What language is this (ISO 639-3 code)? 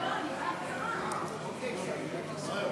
heb